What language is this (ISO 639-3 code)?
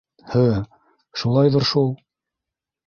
bak